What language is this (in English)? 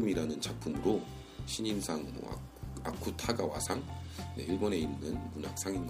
Korean